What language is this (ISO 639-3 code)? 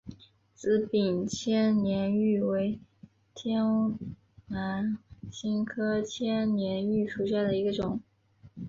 zho